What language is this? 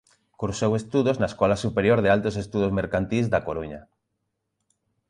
Galician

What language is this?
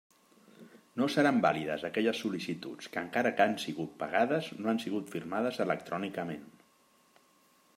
Catalan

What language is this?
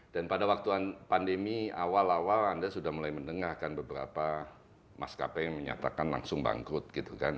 Indonesian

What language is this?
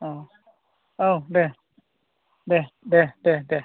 Bodo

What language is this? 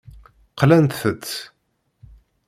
Kabyle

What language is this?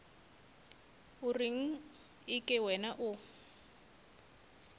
Northern Sotho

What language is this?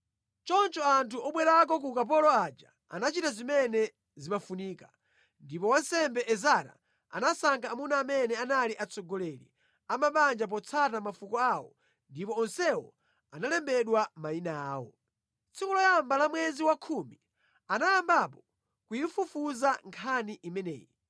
Nyanja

